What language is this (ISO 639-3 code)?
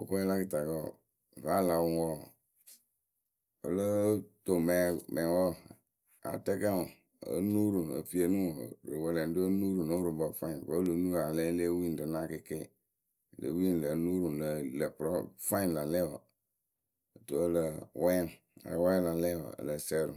keu